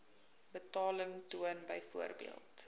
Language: Afrikaans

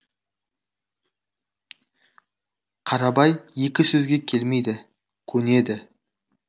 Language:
Kazakh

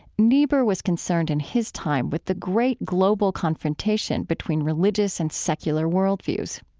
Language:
English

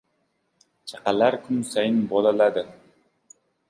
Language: Uzbek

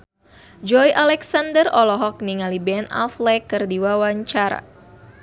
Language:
Sundanese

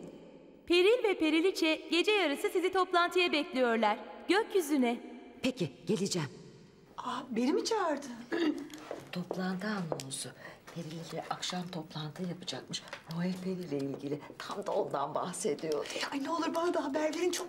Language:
Turkish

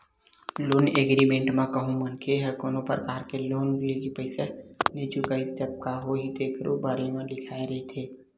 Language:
Chhattisgarhi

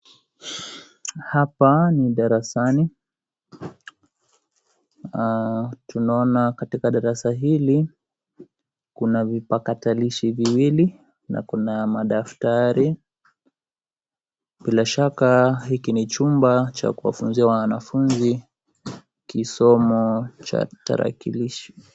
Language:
Swahili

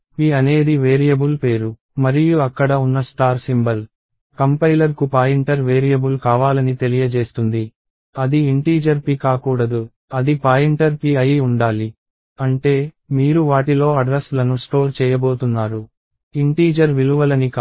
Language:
Telugu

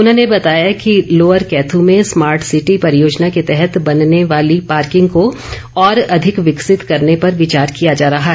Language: Hindi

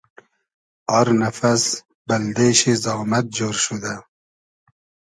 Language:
Hazaragi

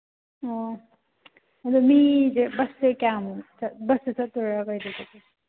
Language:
Manipuri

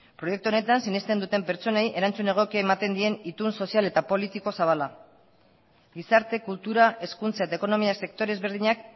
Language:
Basque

